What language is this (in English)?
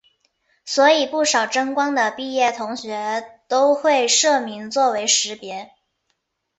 Chinese